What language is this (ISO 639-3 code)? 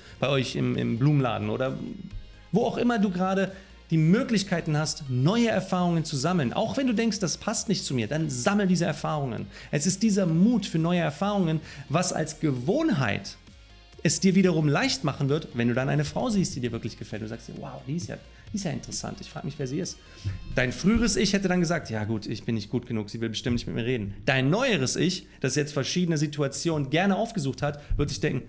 deu